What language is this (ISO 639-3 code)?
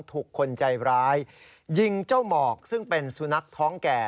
tha